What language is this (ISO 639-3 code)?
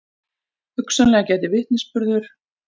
isl